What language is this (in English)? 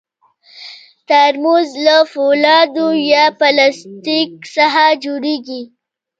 Pashto